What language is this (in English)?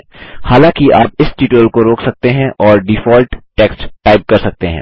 Hindi